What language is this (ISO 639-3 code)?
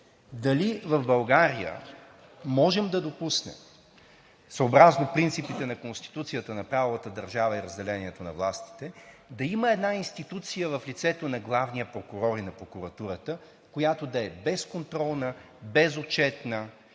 bul